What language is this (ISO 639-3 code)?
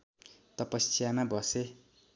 nep